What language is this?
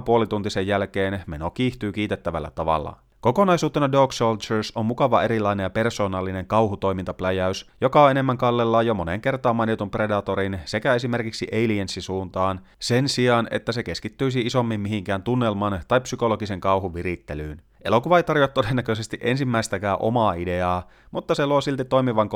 Finnish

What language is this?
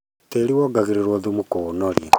Kikuyu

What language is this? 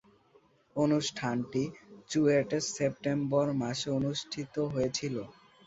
Bangla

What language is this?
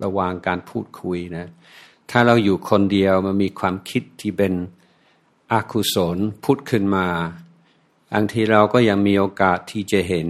Thai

